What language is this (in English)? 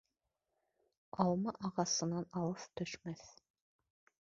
Bashkir